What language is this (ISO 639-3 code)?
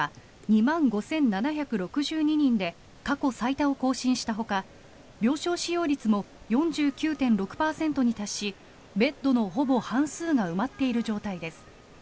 jpn